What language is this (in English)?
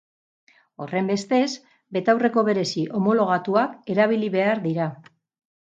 Basque